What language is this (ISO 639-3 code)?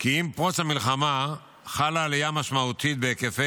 heb